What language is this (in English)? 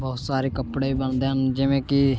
Punjabi